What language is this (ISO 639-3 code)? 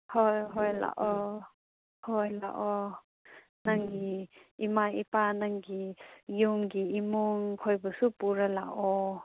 mni